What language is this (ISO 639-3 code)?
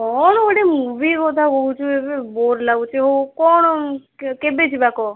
ori